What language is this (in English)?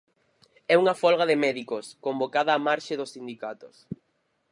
Galician